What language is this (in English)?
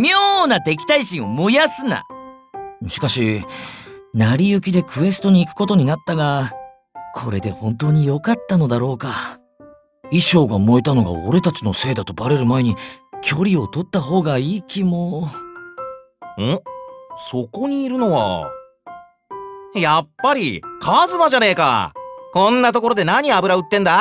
Japanese